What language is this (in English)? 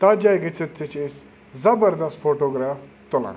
Kashmiri